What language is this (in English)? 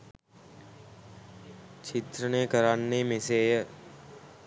Sinhala